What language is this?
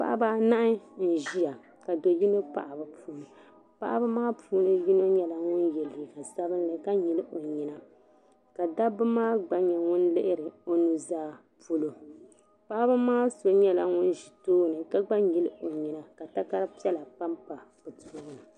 Dagbani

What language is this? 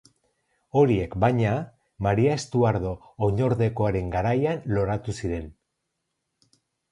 Basque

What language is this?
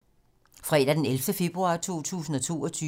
Danish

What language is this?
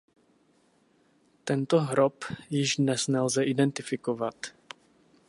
Czech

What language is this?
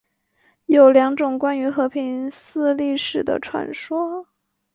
Chinese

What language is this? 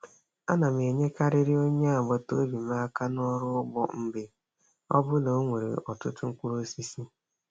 Igbo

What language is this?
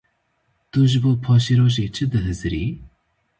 Kurdish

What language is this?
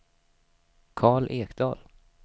Swedish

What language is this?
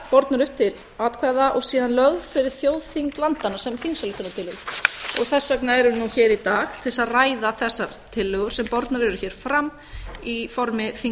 Icelandic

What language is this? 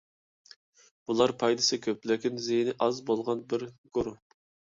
Uyghur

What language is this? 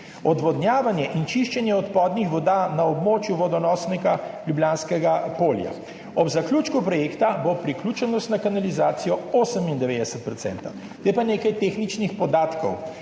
Slovenian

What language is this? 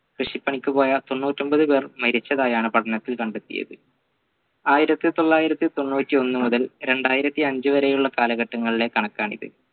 Malayalam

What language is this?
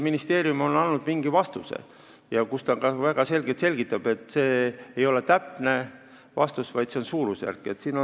Estonian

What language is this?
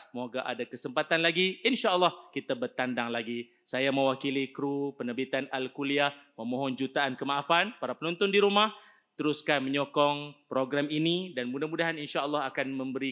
Malay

